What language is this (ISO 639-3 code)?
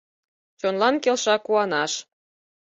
chm